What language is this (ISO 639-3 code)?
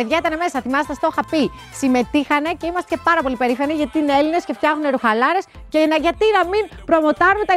ell